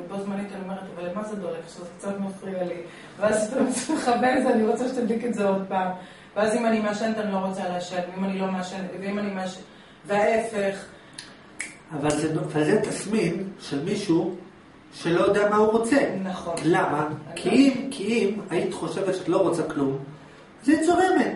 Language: Hebrew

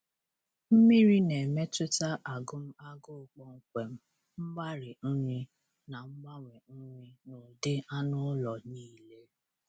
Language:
Igbo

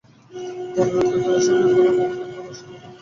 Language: Bangla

